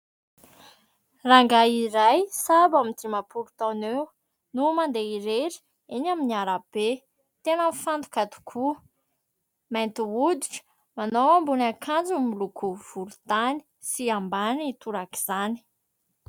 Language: Malagasy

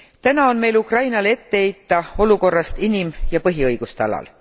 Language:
Estonian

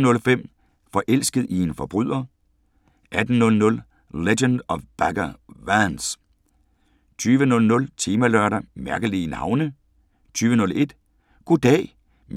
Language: Danish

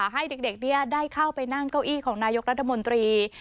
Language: Thai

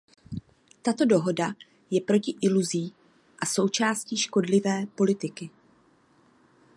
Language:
Czech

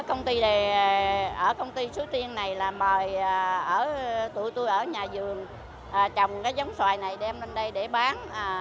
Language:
Vietnamese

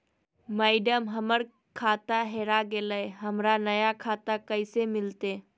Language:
Magahi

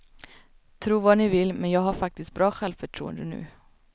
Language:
Swedish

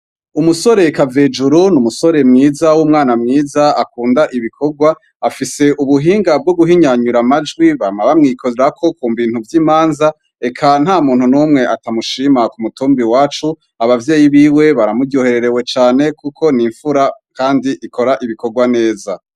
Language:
Rundi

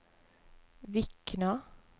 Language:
Norwegian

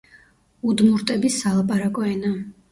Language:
Georgian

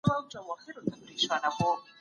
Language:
Pashto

